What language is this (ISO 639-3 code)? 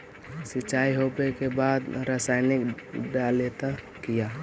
mag